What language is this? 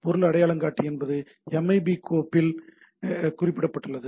Tamil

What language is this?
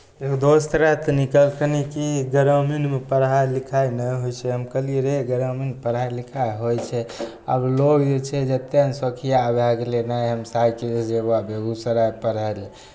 Maithili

